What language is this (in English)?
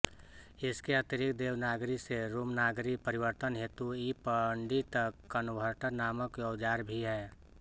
Hindi